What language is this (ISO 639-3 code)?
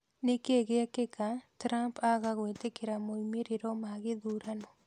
kik